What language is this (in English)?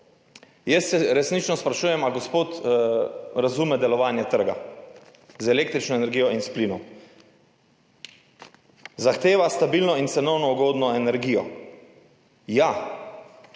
Slovenian